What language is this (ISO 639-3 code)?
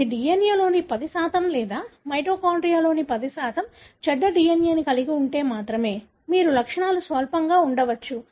tel